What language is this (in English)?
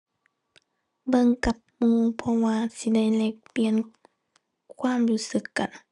Thai